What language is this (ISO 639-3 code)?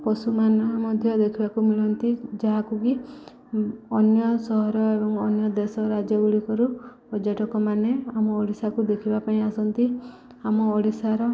ori